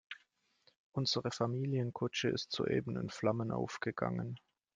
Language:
German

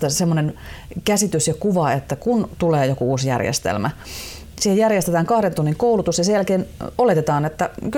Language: Finnish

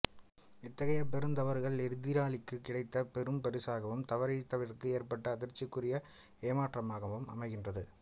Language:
Tamil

